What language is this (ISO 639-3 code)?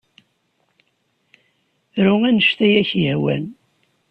kab